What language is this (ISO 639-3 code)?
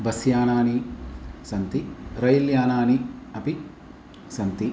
san